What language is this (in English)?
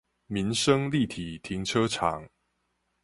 Chinese